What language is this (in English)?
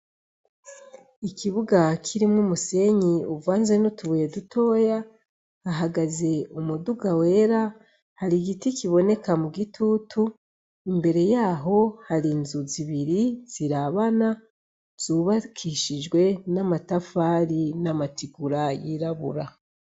Rundi